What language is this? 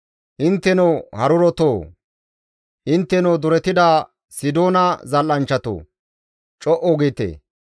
Gamo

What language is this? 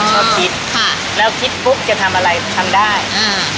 Thai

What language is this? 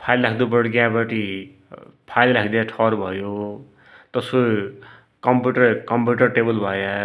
Dotyali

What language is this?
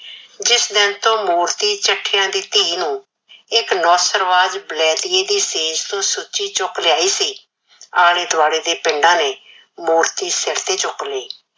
Punjabi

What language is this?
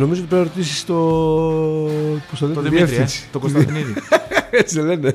Greek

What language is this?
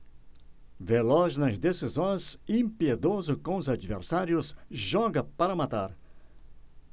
Portuguese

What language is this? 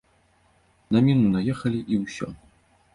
Belarusian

